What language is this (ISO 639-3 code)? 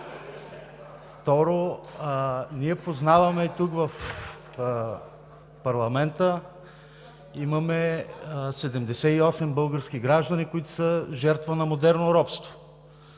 bul